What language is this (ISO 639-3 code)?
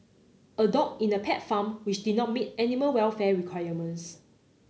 eng